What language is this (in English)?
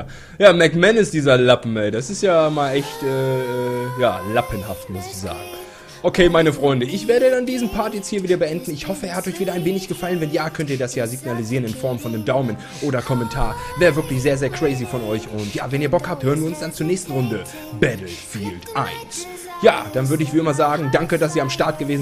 German